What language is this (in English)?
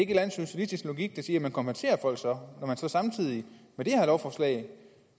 Danish